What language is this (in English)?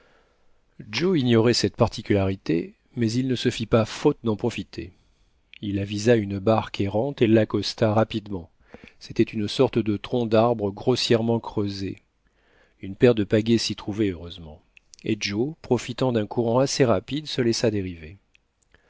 French